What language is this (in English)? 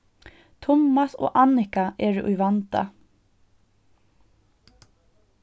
Faroese